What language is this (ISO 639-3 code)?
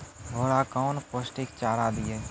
mai